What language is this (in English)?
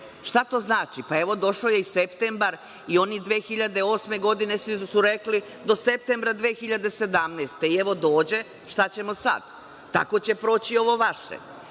Serbian